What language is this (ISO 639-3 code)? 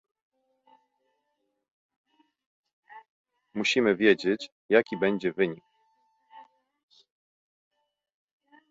pol